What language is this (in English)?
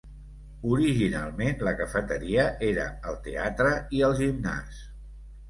Catalan